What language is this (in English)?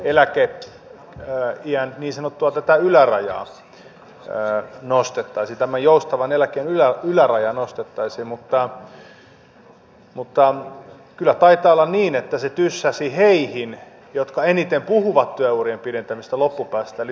Finnish